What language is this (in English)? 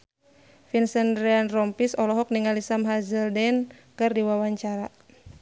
Sundanese